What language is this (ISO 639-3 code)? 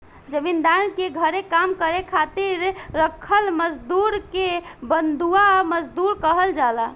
bho